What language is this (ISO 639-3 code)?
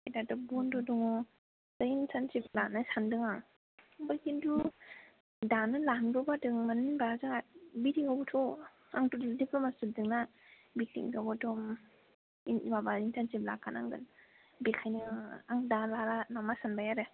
brx